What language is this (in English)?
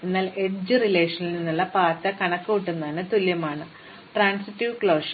Malayalam